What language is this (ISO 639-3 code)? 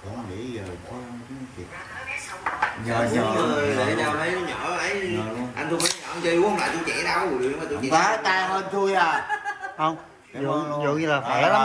vie